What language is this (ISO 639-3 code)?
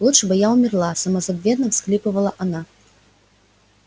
rus